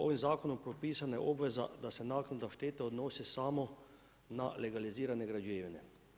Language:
Croatian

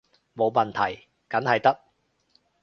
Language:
Cantonese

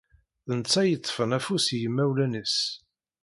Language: Kabyle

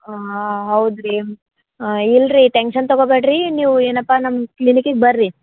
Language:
Kannada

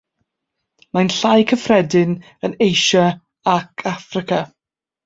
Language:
Welsh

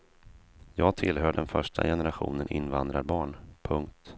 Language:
Swedish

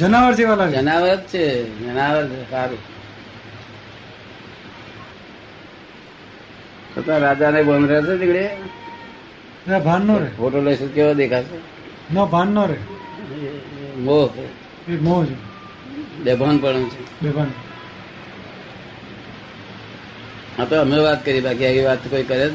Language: Gujarati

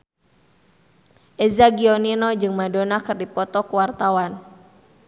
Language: Sundanese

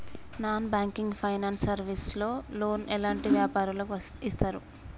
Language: Telugu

